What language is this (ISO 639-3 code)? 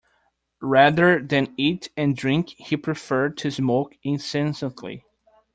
eng